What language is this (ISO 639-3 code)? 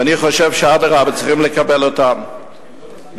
heb